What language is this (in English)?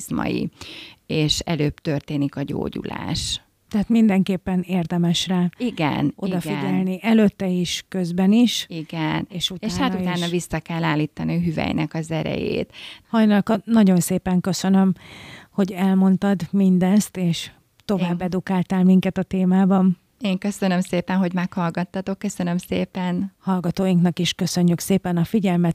Hungarian